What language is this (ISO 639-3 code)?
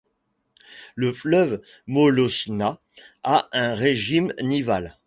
fra